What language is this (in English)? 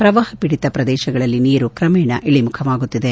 Kannada